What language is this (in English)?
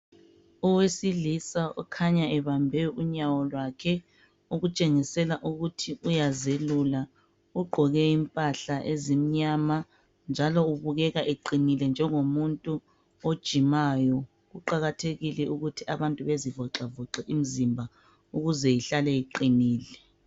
North Ndebele